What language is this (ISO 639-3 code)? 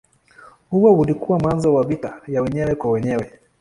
swa